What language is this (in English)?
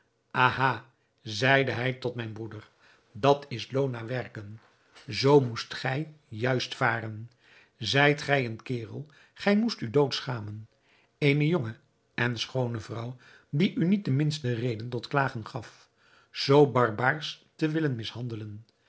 Dutch